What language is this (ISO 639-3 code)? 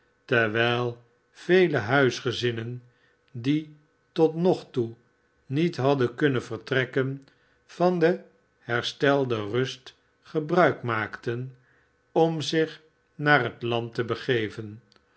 nld